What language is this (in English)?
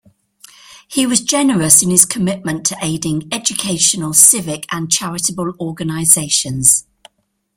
English